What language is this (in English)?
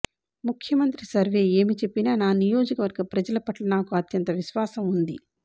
Telugu